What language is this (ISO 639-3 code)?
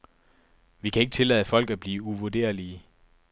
dan